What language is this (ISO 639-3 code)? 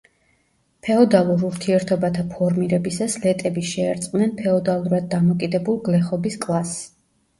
kat